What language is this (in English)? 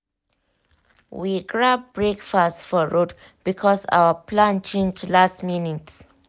Nigerian Pidgin